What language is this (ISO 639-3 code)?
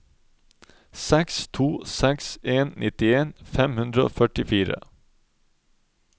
nor